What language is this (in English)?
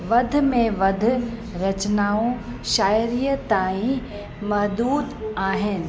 Sindhi